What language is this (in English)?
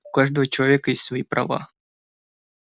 Russian